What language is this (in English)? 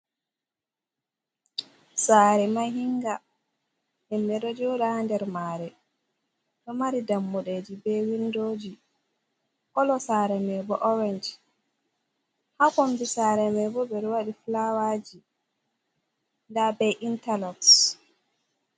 Fula